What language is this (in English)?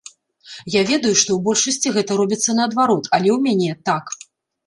Belarusian